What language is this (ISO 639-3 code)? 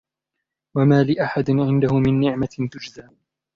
ara